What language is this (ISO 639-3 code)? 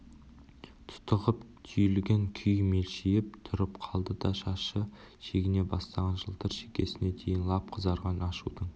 kaz